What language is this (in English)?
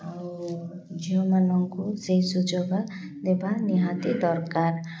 Odia